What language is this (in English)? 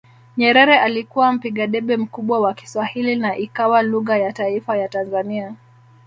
Swahili